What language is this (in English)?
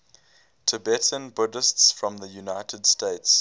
English